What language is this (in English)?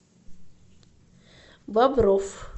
Russian